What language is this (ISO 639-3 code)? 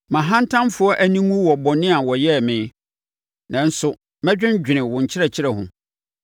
aka